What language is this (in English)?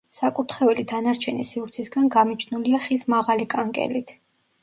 Georgian